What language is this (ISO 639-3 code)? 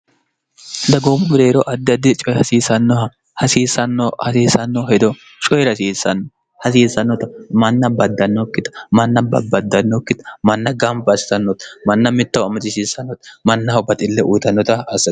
sid